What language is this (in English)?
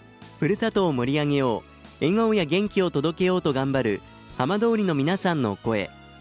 Japanese